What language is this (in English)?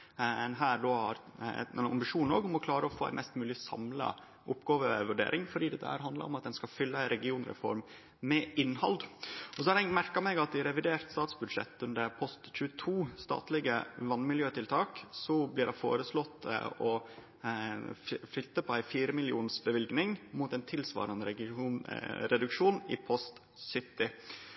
Norwegian Nynorsk